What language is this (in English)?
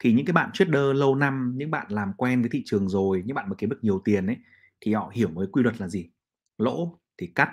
Vietnamese